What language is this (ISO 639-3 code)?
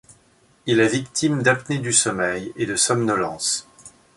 fra